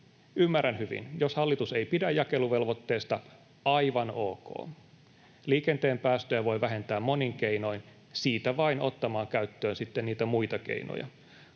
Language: Finnish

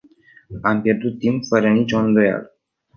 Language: Romanian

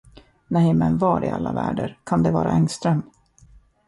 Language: Swedish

